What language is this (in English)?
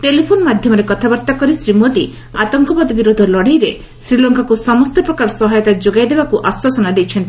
Odia